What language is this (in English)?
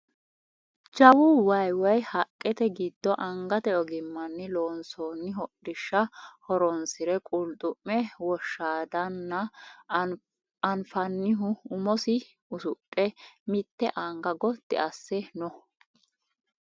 Sidamo